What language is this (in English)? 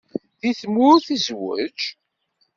Kabyle